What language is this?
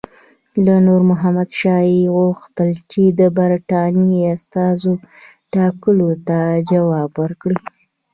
Pashto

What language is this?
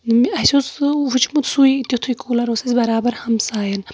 Kashmiri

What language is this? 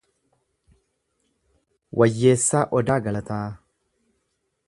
Oromo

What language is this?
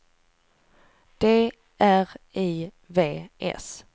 Swedish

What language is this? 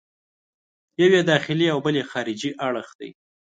Pashto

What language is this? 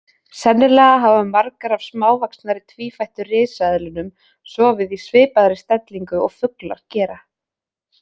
Icelandic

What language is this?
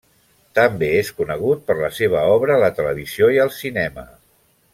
Catalan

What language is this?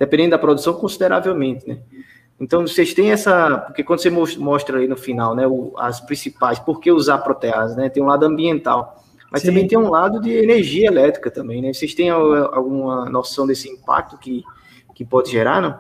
Portuguese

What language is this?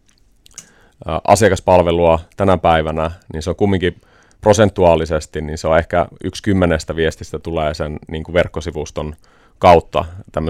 Finnish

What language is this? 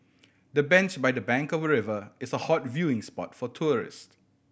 English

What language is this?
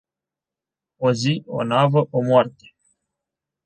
Romanian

